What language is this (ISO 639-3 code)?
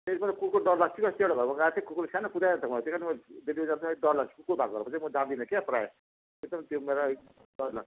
nep